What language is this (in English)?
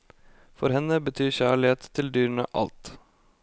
Norwegian